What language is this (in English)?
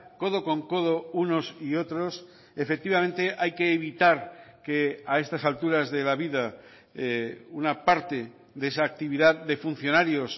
Spanish